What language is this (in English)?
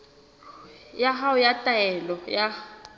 Southern Sotho